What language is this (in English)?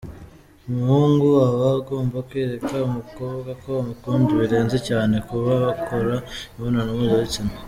Kinyarwanda